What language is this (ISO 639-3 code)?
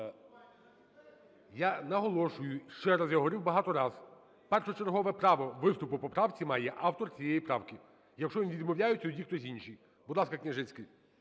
ukr